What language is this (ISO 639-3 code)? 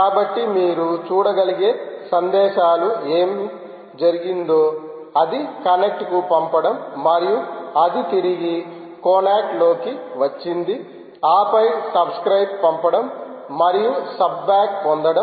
tel